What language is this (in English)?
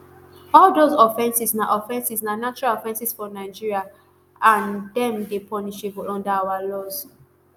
Nigerian Pidgin